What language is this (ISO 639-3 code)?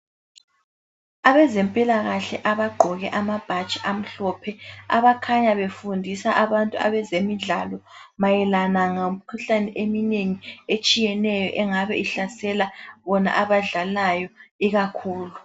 nde